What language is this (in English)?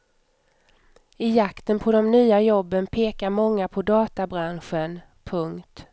Swedish